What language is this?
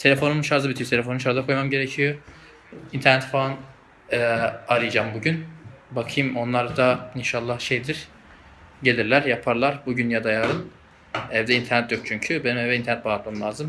Turkish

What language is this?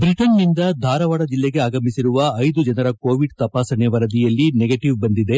Kannada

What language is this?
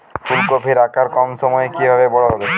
Bangla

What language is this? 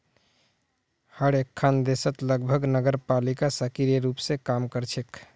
Magahi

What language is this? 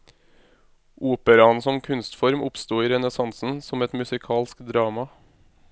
Norwegian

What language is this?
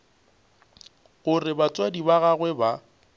Northern Sotho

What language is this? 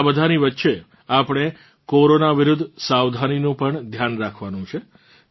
Gujarati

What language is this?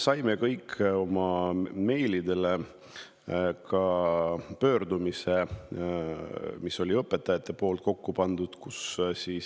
Estonian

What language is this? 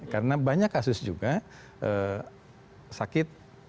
Indonesian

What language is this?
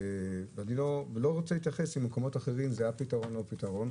Hebrew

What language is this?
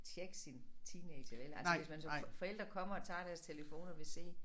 Danish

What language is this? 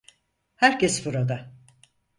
Turkish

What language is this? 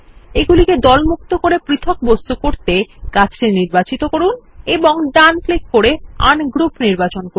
Bangla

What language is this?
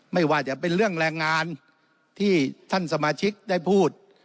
Thai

